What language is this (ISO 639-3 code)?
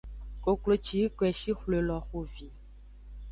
ajg